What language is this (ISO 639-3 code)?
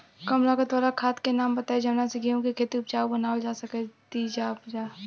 bho